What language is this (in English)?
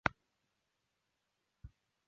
Chinese